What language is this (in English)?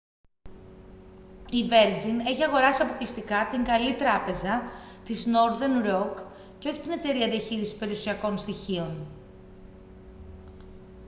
Greek